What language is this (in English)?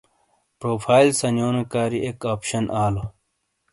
Shina